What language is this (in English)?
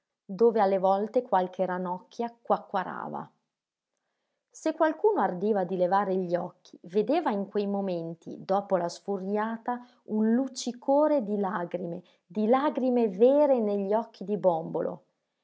Italian